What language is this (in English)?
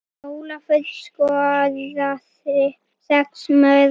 Icelandic